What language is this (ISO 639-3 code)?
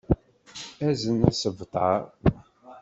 kab